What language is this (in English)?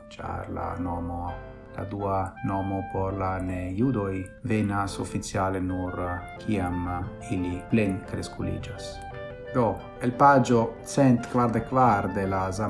Italian